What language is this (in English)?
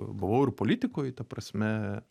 Lithuanian